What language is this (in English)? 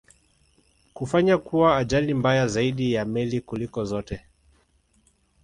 Swahili